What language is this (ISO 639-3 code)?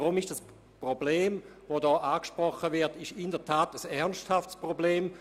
gsw